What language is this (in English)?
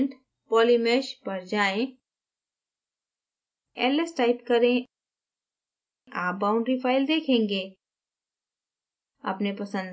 Hindi